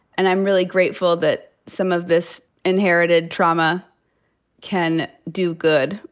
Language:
English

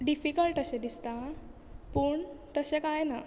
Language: Konkani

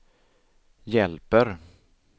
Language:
Swedish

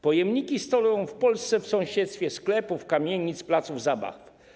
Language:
Polish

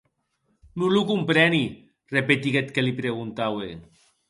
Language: Occitan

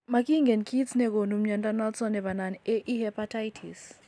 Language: Kalenjin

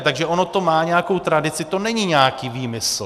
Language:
Czech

